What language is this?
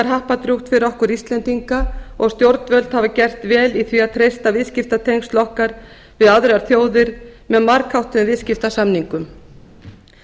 Icelandic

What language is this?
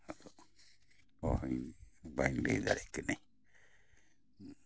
Santali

